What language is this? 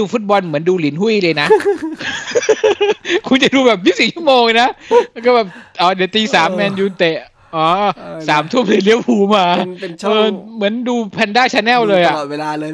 Thai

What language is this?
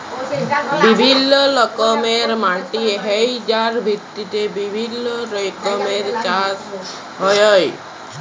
Bangla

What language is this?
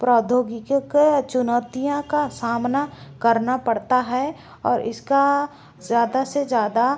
Hindi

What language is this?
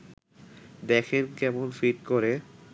Bangla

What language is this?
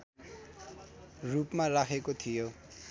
Nepali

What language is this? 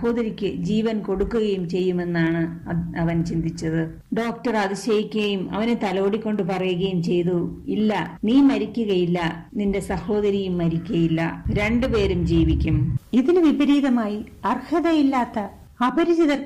Malayalam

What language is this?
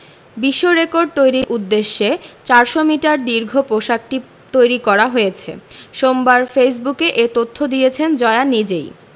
Bangla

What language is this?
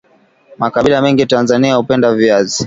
Swahili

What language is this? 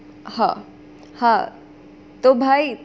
Gujarati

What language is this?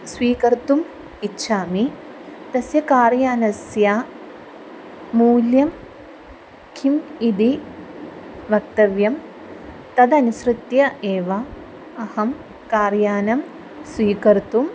Sanskrit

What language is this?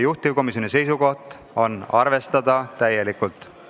Estonian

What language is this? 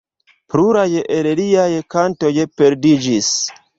Esperanto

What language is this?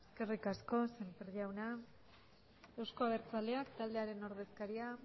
Basque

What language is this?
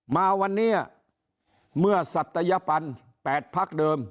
Thai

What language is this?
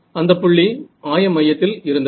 Tamil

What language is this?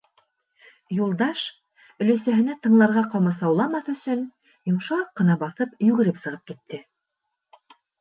Bashkir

